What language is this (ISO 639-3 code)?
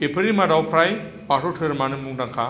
brx